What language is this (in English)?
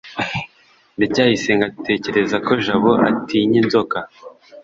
Kinyarwanda